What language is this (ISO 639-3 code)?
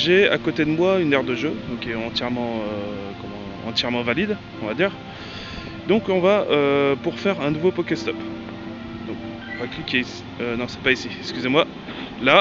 fra